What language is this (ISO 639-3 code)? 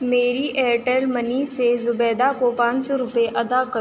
urd